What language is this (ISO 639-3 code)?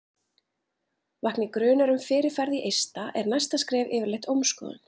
isl